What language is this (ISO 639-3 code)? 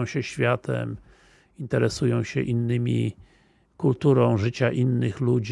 pol